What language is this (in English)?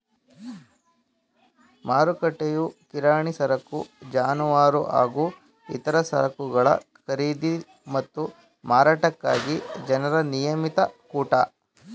Kannada